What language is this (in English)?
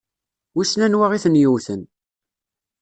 Kabyle